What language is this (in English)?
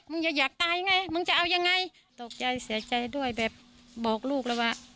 Thai